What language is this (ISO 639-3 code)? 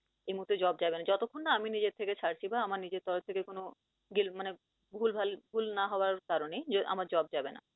ben